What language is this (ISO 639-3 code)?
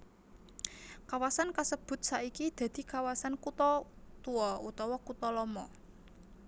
jav